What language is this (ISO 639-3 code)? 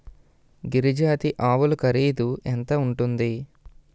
tel